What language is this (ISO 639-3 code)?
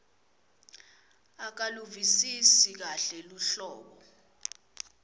ssw